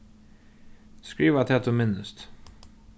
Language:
Faroese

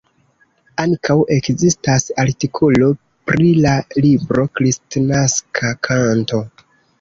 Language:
Esperanto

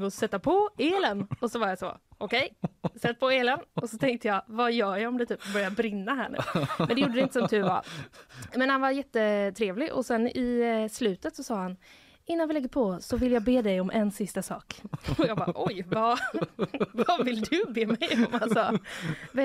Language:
Swedish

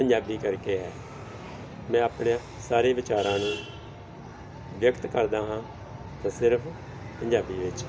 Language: Punjabi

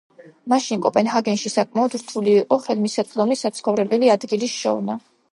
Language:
Georgian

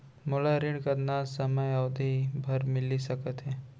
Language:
Chhattisgarhi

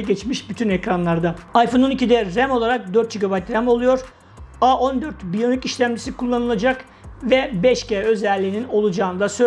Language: Turkish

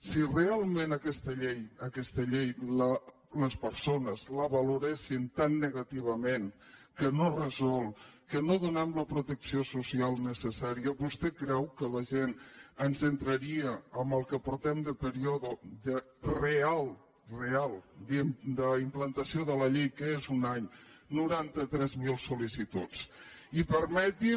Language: Catalan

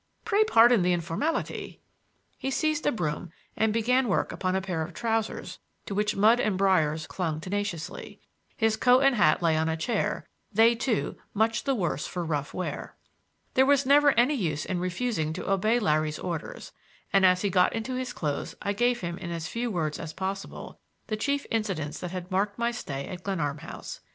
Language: English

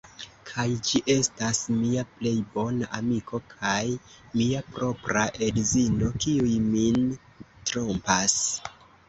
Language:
Esperanto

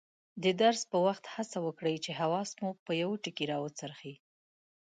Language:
Pashto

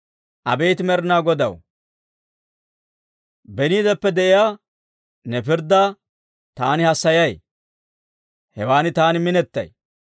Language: Dawro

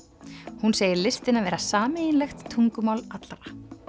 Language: Icelandic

